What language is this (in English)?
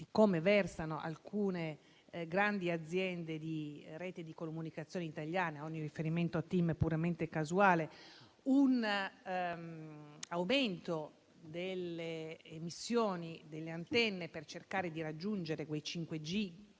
Italian